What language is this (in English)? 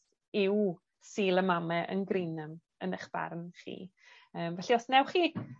Welsh